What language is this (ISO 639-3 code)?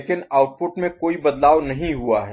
hin